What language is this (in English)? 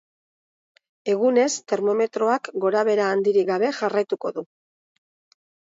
Basque